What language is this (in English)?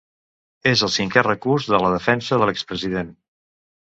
Catalan